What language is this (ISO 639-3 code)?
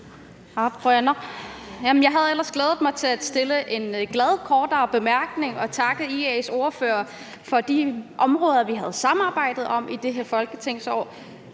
dan